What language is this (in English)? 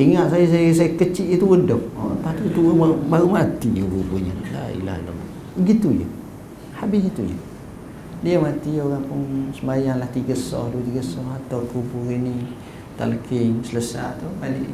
Malay